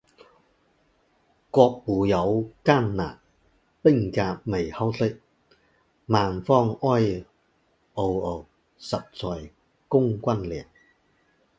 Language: Chinese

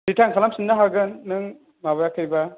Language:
Bodo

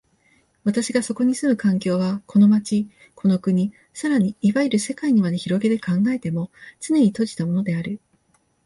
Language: Japanese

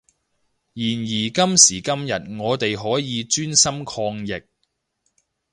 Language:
Cantonese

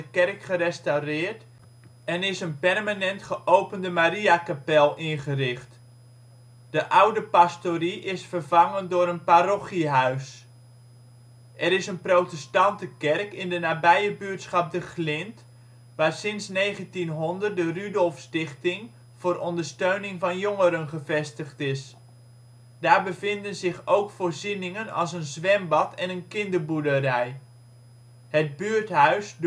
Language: Dutch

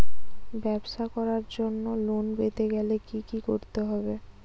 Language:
Bangla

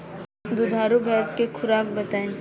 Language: Bhojpuri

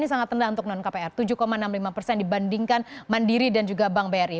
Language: Indonesian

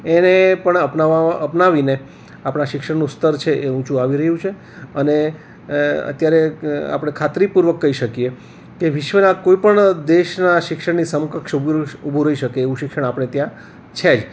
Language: Gujarati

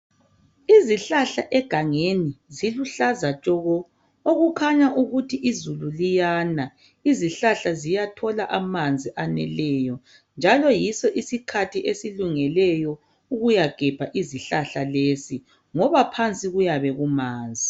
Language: North Ndebele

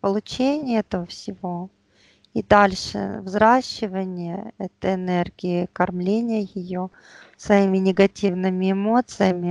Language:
Russian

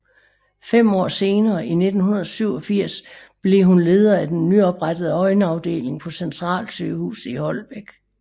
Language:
Danish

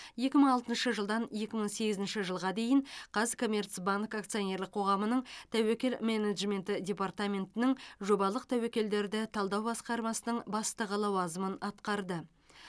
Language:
Kazakh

